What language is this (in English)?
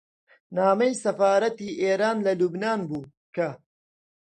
Central Kurdish